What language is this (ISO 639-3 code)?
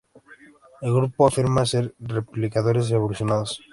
spa